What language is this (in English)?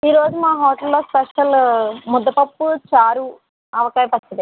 Telugu